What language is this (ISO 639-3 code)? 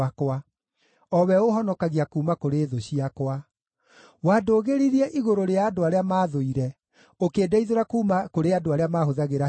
kik